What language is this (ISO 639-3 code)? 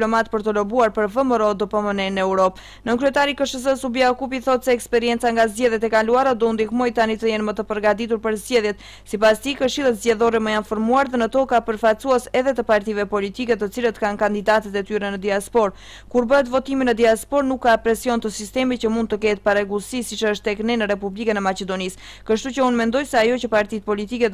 ron